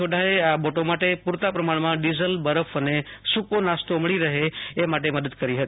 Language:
Gujarati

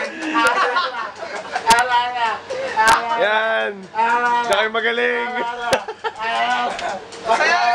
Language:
Arabic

